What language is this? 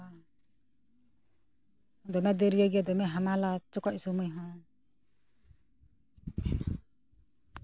Santali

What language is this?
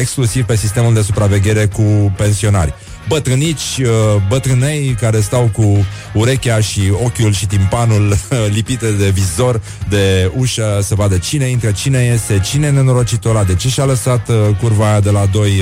Romanian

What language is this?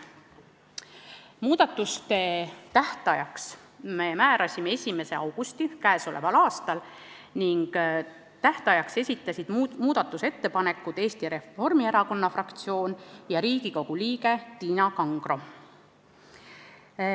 Estonian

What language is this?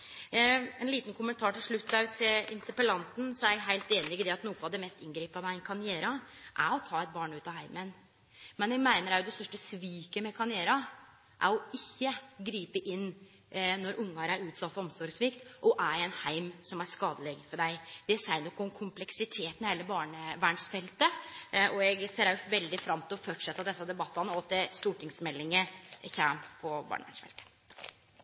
Norwegian Nynorsk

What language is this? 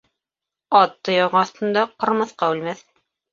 Bashkir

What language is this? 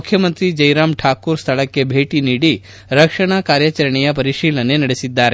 Kannada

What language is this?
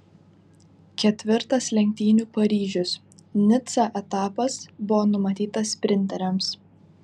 Lithuanian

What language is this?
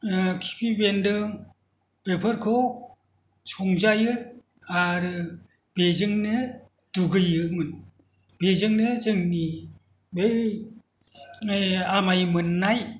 Bodo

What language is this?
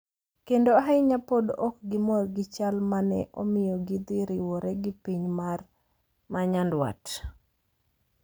Luo (Kenya and Tanzania)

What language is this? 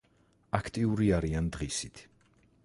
Georgian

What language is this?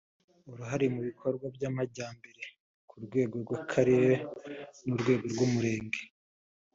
Kinyarwanda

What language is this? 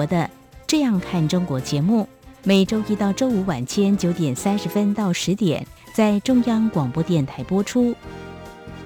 Chinese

